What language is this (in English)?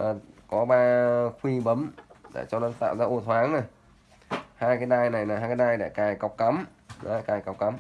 Vietnamese